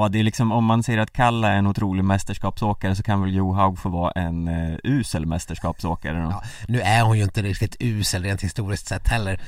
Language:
Swedish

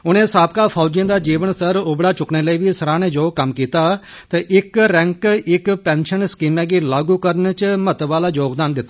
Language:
Dogri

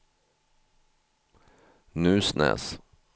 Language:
Swedish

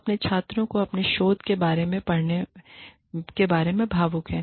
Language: Hindi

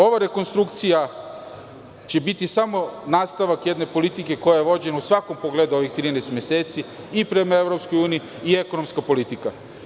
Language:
Serbian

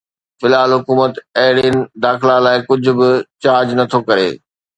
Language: Sindhi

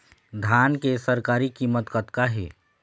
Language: Chhattisgarhi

